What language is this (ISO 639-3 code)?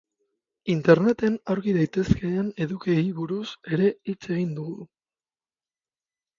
eus